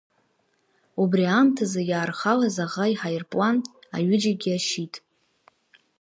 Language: Abkhazian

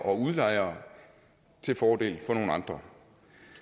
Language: Danish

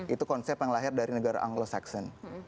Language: Indonesian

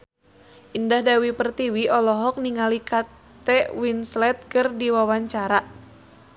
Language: Sundanese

